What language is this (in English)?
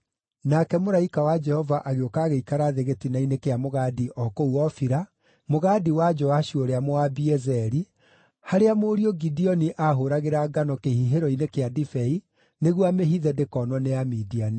Kikuyu